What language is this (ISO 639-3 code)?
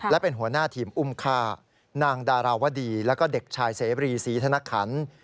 tha